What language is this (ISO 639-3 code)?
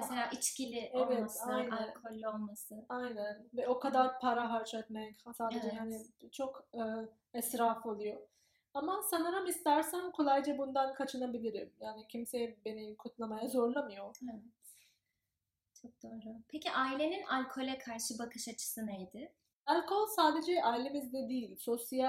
tur